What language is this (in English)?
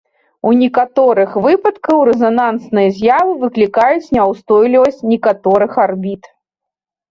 Belarusian